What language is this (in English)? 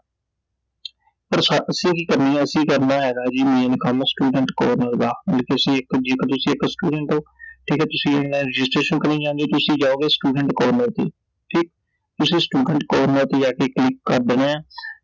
Punjabi